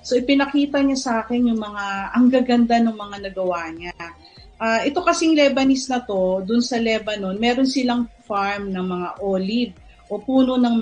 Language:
Filipino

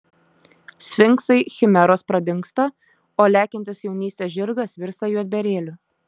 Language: Lithuanian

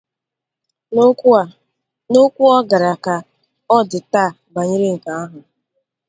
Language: Igbo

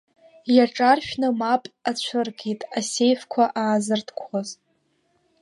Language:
Abkhazian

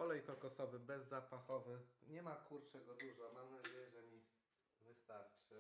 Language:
Polish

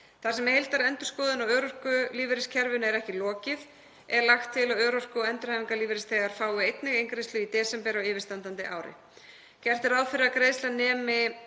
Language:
Icelandic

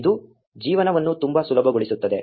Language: Kannada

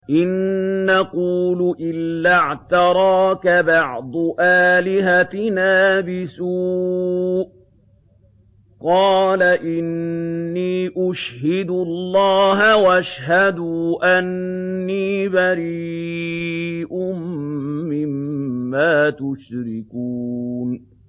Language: Arabic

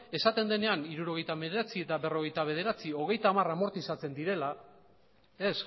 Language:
Basque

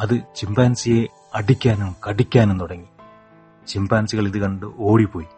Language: Malayalam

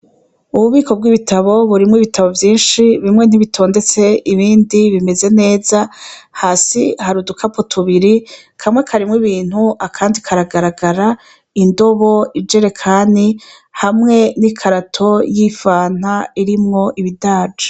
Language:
Rundi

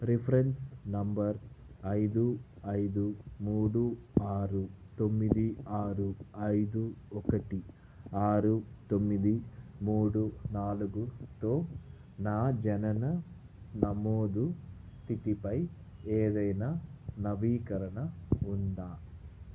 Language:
Telugu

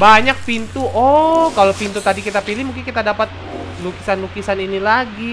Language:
Indonesian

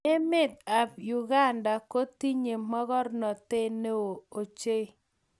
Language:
Kalenjin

